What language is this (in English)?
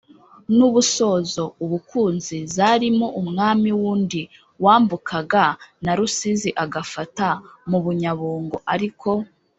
Kinyarwanda